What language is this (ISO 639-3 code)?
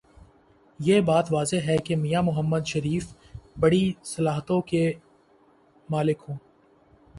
urd